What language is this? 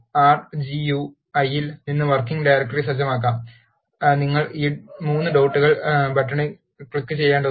Malayalam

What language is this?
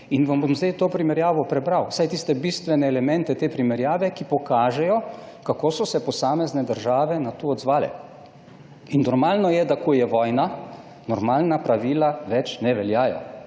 Slovenian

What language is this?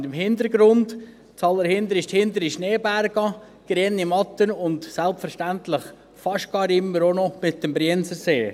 Swiss German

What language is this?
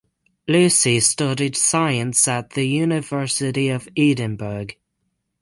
English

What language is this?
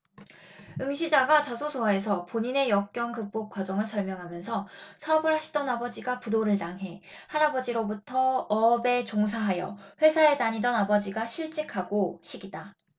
Korean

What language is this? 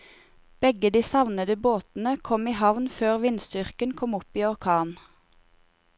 Norwegian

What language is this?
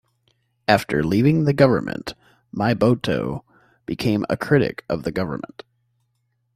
English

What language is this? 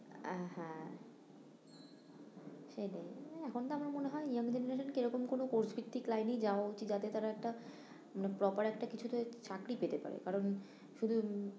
Bangla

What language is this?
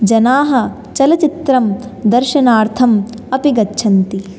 Sanskrit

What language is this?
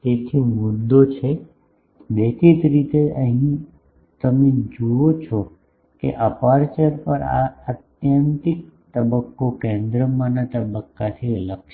Gujarati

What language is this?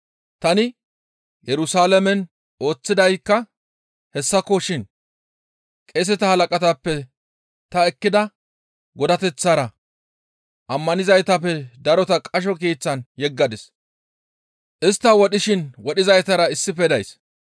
Gamo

